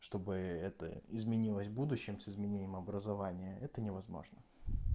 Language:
Russian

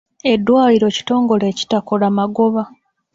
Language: Ganda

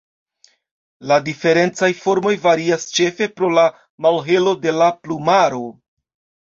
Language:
Esperanto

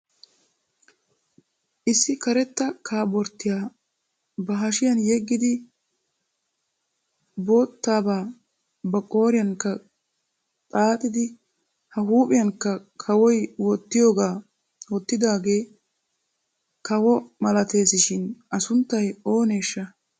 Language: Wolaytta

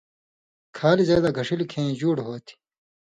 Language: Indus Kohistani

